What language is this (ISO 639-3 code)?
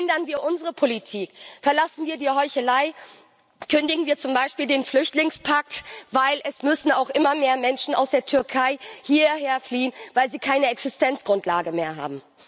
deu